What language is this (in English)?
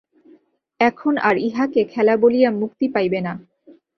Bangla